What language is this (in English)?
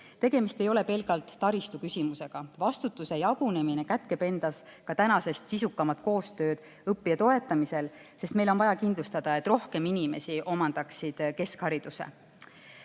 Estonian